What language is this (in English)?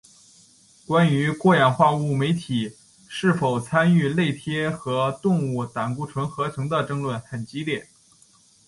Chinese